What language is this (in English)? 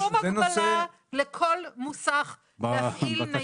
Hebrew